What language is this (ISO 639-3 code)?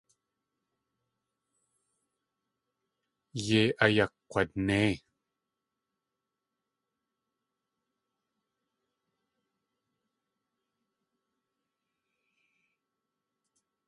tli